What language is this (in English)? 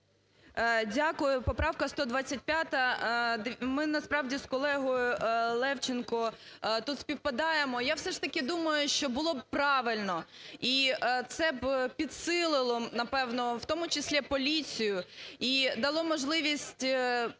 Ukrainian